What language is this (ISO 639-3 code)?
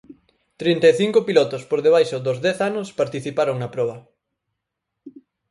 glg